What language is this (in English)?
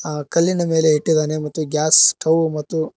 Kannada